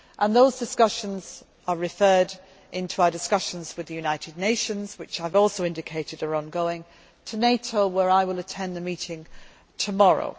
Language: English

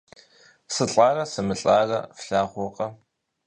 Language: Kabardian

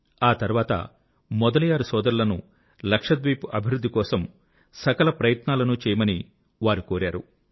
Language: Telugu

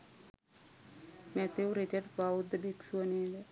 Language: Sinhala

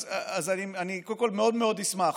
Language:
Hebrew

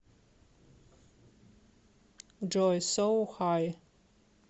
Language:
Russian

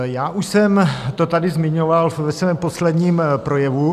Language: Czech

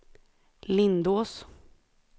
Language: Swedish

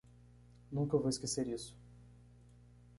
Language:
Portuguese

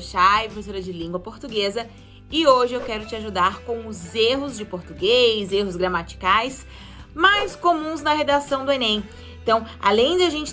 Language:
Portuguese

